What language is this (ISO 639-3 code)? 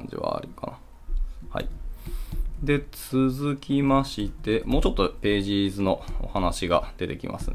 jpn